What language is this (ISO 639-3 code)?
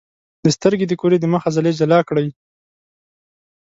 pus